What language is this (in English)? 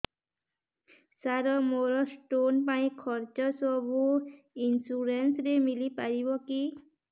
Odia